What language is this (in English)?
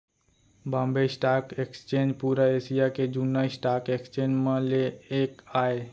Chhattisgarhi